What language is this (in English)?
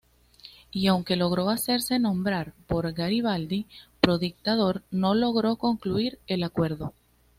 Spanish